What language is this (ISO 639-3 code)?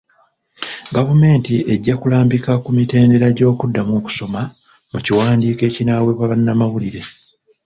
lug